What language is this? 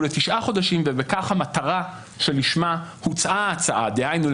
Hebrew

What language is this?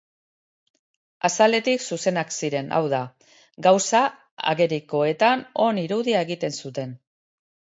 Basque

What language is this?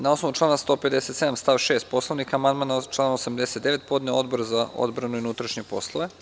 Serbian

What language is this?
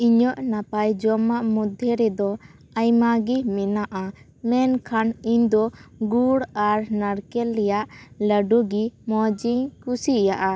Santali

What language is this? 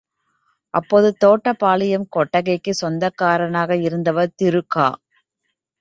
Tamil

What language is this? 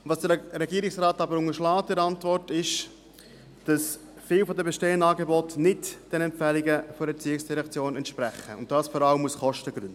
Swiss German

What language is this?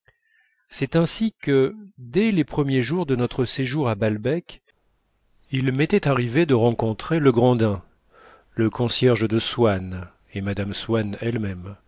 French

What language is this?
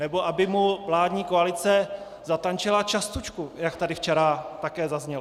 Czech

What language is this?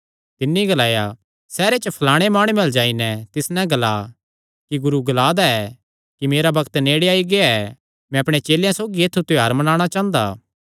Kangri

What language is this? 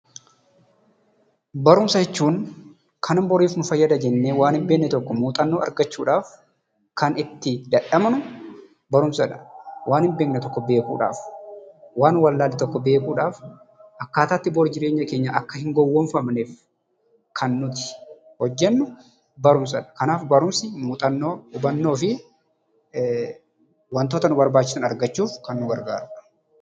Oromo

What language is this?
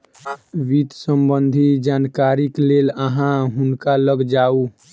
Maithili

